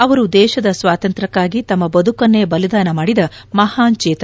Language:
Kannada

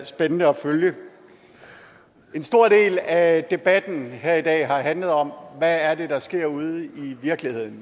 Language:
Danish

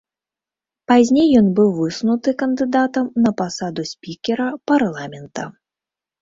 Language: Belarusian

